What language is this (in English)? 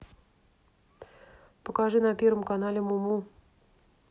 Russian